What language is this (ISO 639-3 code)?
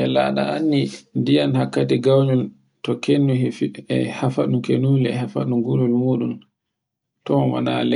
fue